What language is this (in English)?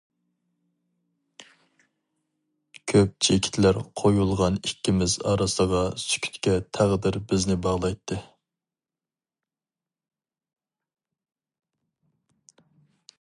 Uyghur